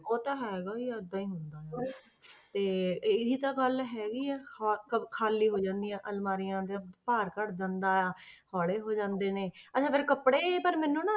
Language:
Punjabi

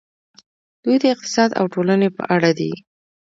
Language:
Pashto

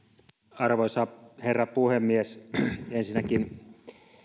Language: Finnish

